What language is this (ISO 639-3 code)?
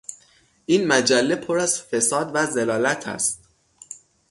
fas